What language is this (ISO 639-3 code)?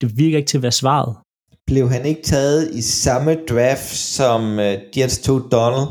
dan